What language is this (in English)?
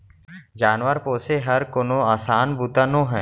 Chhattisgarhi